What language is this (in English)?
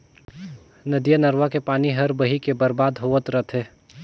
Chhattisgarhi